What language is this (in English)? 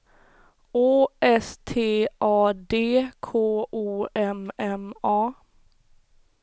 Swedish